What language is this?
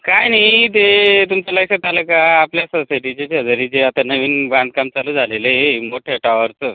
Marathi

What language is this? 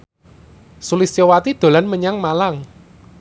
Javanese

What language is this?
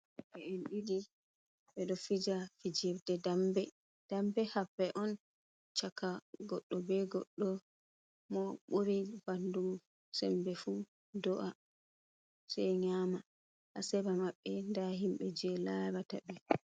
Fula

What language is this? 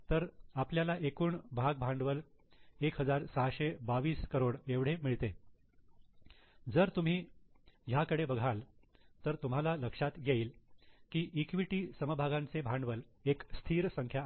Marathi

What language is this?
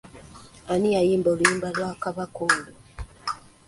Ganda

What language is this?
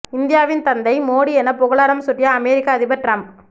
Tamil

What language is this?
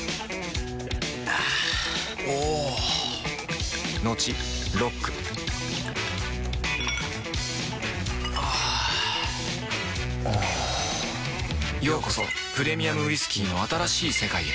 Japanese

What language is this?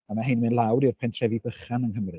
Welsh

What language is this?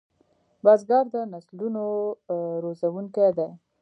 Pashto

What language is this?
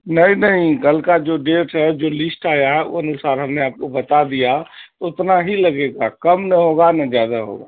Urdu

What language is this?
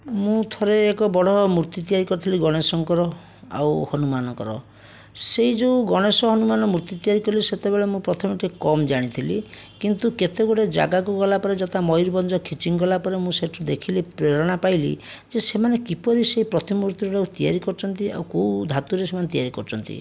Odia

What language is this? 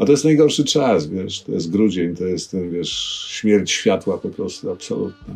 Polish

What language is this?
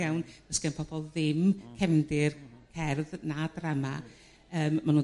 Welsh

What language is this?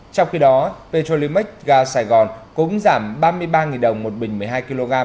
Vietnamese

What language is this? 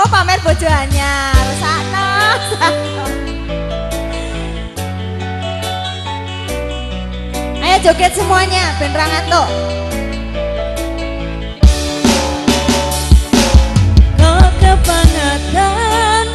Indonesian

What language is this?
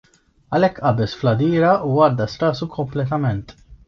Maltese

